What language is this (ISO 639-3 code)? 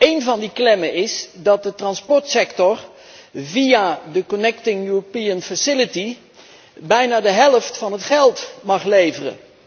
nld